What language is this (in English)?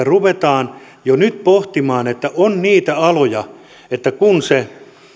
Finnish